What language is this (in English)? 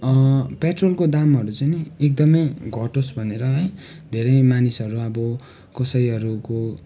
Nepali